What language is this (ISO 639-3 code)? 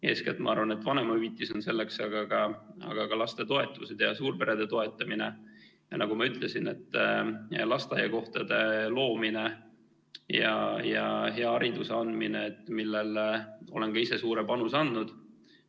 est